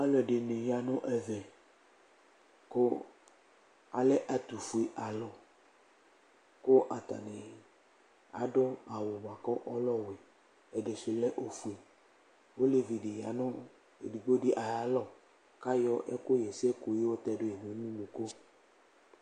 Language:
Ikposo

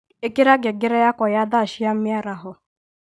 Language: Kikuyu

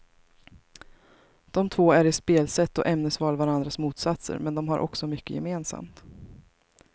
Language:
Swedish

